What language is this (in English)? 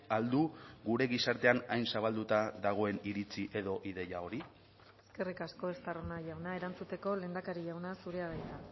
Basque